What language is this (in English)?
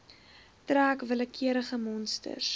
Afrikaans